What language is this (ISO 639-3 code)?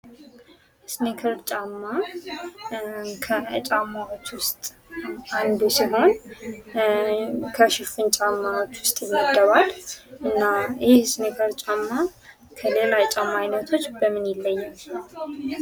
amh